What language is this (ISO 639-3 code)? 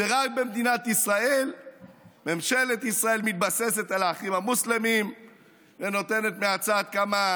heb